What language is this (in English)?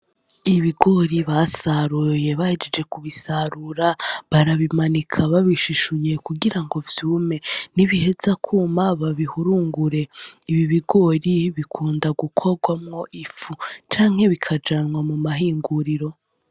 Rundi